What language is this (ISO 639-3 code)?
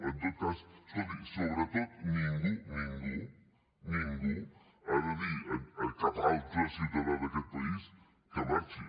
cat